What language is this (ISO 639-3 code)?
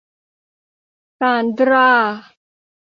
tha